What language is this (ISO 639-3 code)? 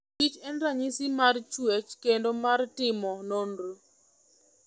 luo